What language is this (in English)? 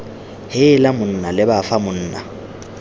Tswana